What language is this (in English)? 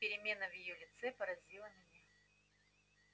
Russian